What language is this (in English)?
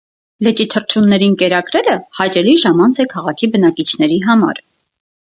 Armenian